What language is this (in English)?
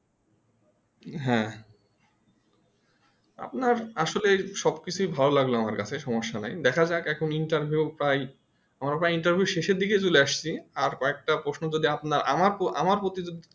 Bangla